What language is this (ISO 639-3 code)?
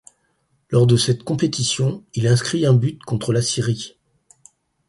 fra